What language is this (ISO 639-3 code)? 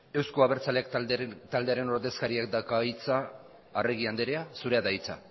eus